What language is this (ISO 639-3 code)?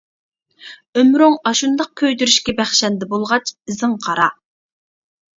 uig